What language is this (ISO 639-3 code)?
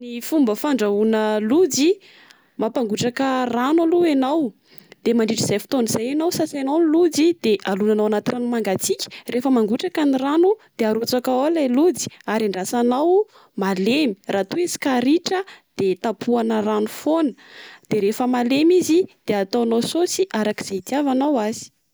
mlg